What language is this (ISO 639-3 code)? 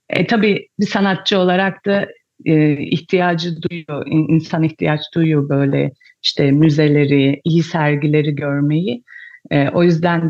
tur